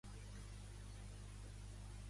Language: Catalan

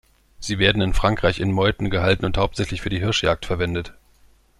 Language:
German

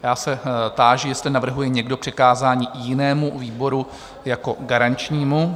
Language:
Czech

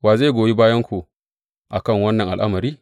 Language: Hausa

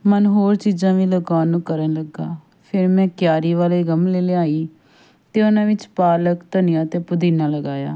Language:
Punjabi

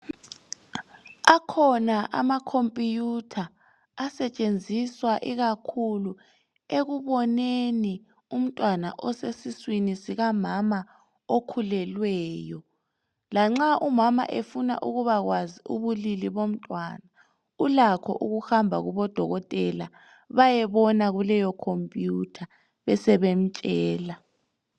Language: North Ndebele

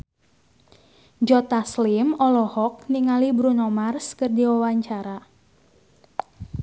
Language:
Sundanese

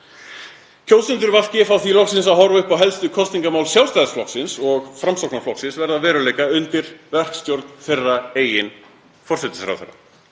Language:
Icelandic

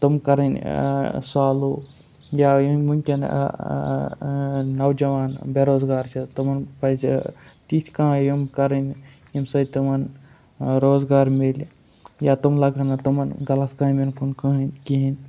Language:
Kashmiri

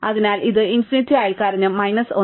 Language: Malayalam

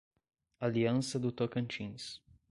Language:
Portuguese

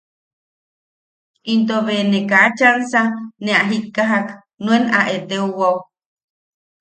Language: Yaqui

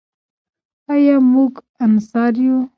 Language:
Pashto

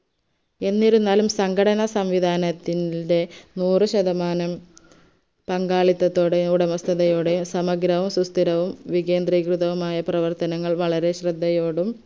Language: Malayalam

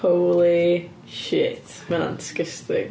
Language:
Welsh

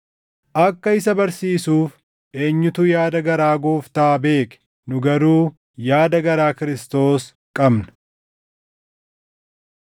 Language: Oromo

